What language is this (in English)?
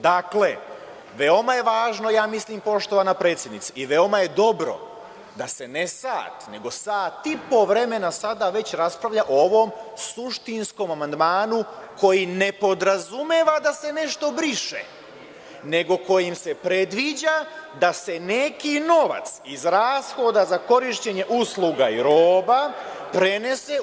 Serbian